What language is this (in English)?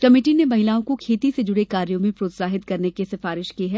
Hindi